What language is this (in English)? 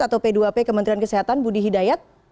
Indonesian